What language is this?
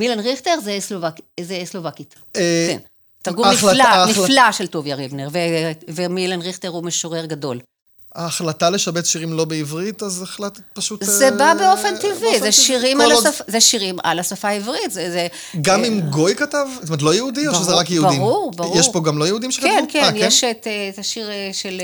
Hebrew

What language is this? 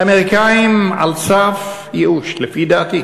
Hebrew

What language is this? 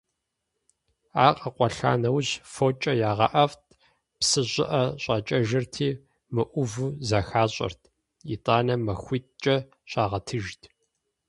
Kabardian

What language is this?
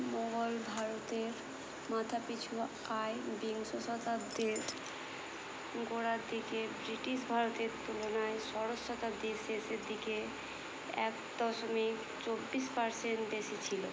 Bangla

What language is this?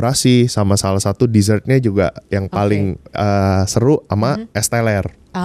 Indonesian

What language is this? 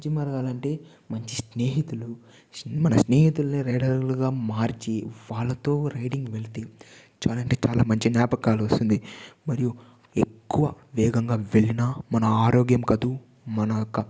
Telugu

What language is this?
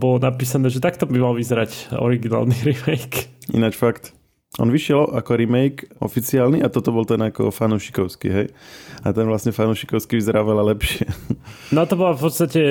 Slovak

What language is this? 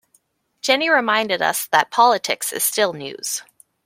English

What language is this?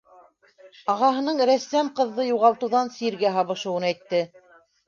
Bashkir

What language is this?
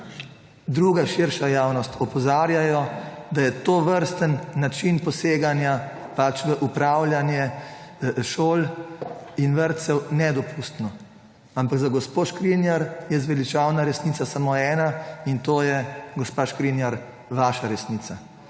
Slovenian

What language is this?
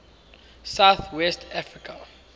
English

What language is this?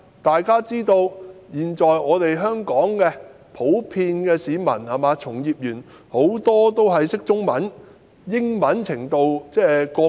Cantonese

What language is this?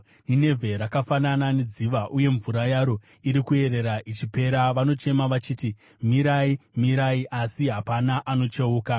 Shona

